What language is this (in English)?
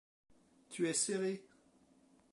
French